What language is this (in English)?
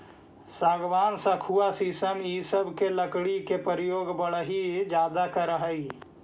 Magahi